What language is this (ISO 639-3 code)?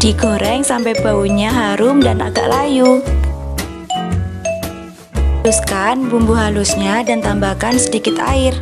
ind